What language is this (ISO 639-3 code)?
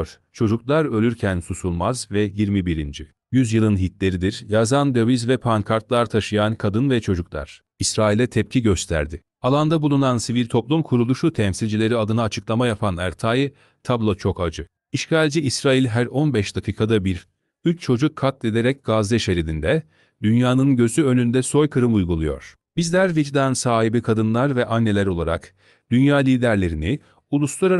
tur